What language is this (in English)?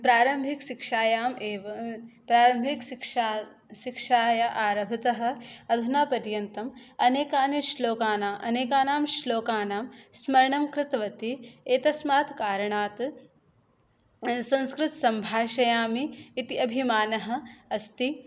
Sanskrit